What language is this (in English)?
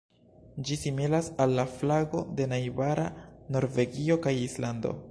Esperanto